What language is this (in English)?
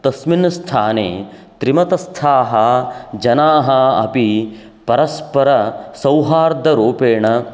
Sanskrit